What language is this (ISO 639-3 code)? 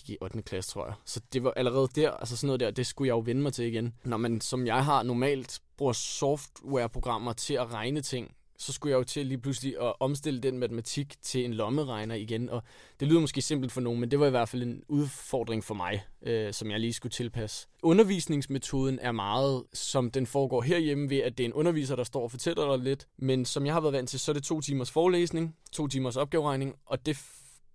dan